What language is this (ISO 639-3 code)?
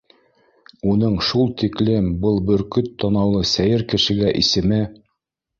bak